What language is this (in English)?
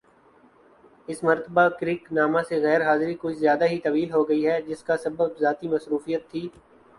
Urdu